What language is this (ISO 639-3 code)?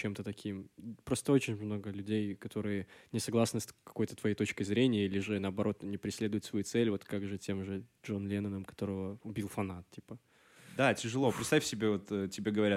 rus